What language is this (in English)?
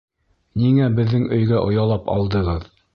Bashkir